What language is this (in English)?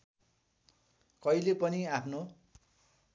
Nepali